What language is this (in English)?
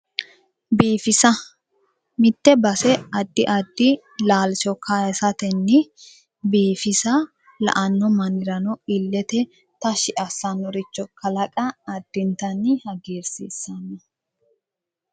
Sidamo